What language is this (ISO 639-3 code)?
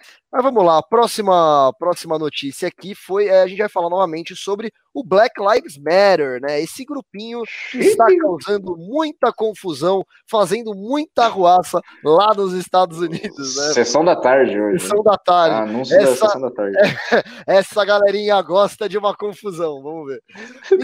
por